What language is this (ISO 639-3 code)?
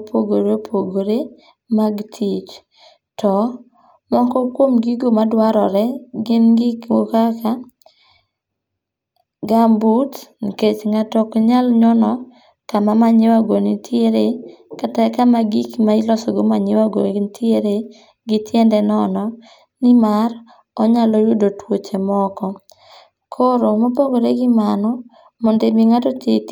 luo